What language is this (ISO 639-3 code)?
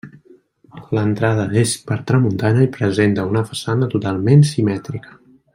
cat